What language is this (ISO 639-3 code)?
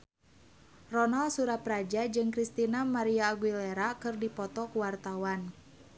sun